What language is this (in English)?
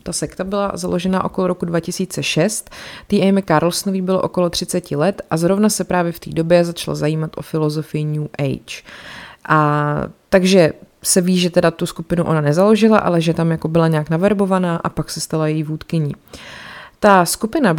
Czech